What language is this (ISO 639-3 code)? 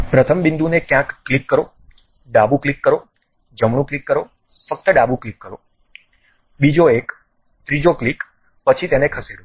guj